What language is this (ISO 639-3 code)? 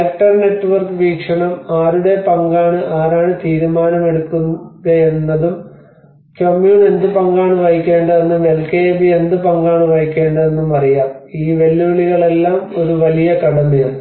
mal